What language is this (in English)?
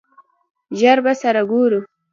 Pashto